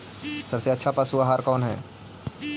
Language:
Magahi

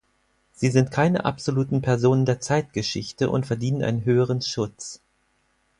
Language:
German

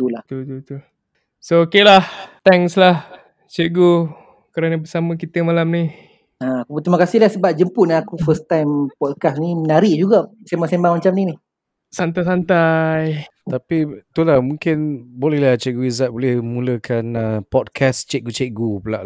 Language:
Malay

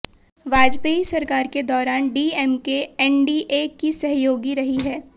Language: Hindi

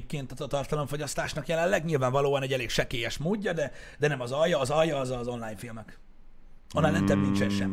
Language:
Hungarian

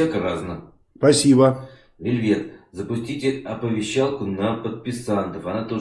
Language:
Russian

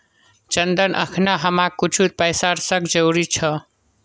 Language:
Magahi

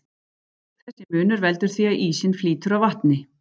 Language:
Icelandic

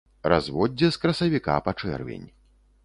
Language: Belarusian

